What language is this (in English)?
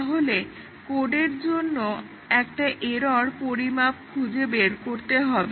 Bangla